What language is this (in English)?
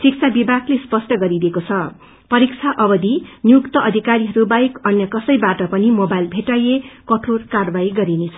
Nepali